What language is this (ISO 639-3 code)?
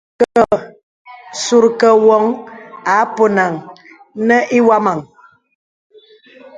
beb